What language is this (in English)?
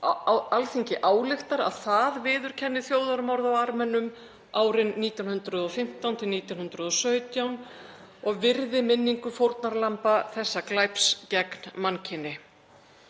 Icelandic